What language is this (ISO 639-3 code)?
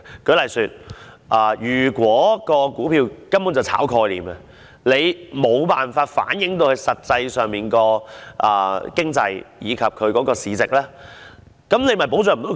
yue